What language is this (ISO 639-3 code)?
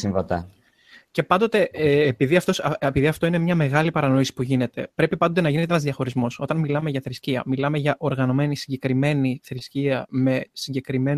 ell